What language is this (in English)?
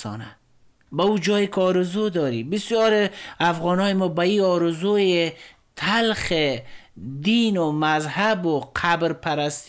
Persian